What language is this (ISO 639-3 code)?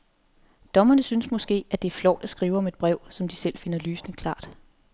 dan